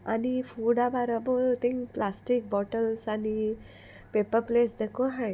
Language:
Konkani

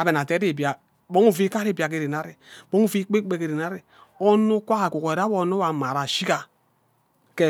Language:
Ubaghara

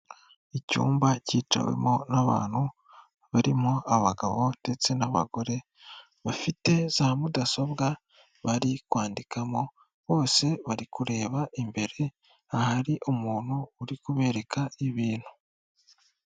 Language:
Kinyarwanda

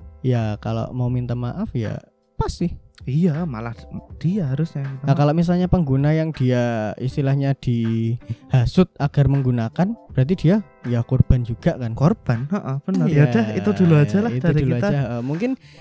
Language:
Indonesian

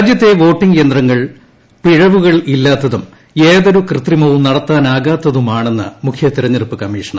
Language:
Malayalam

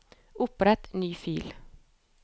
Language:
Norwegian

